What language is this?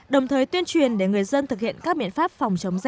Vietnamese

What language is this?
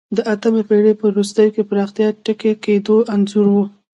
Pashto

